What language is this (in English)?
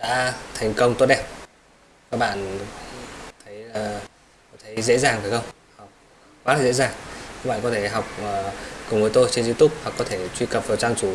Vietnamese